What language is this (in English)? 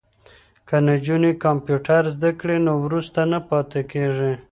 Pashto